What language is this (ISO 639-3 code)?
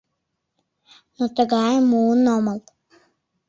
chm